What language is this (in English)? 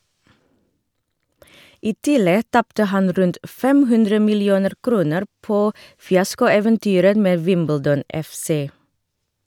Norwegian